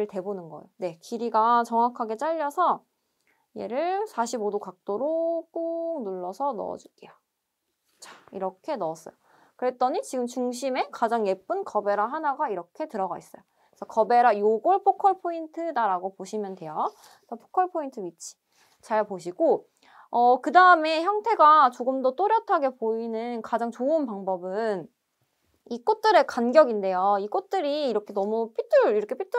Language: Korean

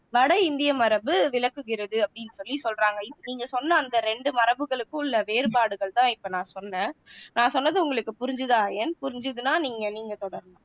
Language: Tamil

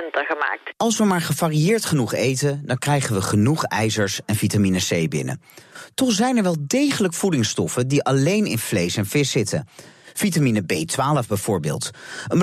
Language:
Dutch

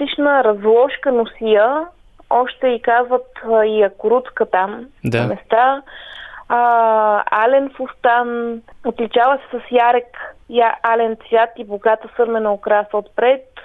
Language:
Bulgarian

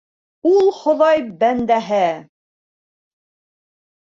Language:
Bashkir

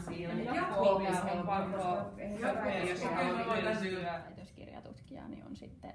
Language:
Finnish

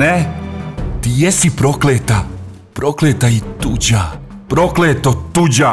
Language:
Croatian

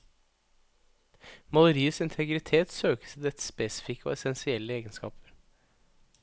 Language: Norwegian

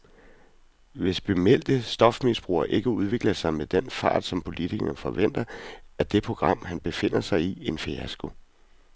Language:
Danish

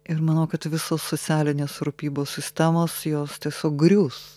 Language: Lithuanian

